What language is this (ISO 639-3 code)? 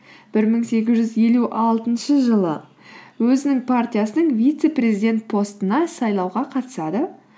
kaz